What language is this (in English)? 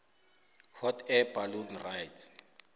South Ndebele